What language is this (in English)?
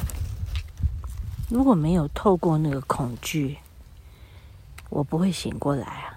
Chinese